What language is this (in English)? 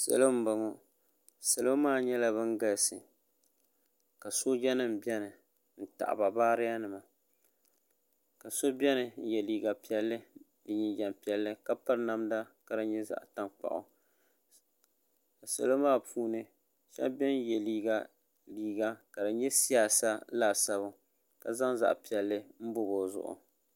Dagbani